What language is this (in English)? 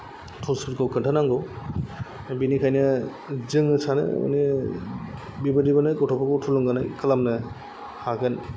Bodo